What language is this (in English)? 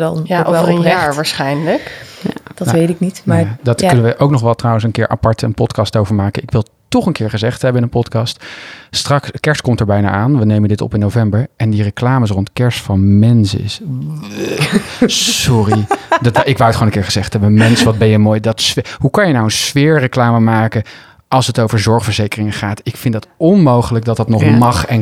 Dutch